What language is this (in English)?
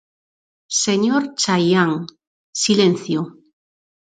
Galician